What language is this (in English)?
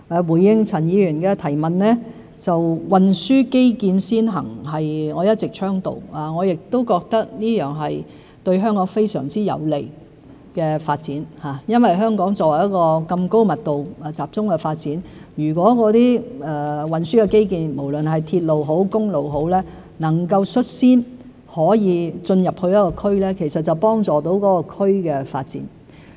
Cantonese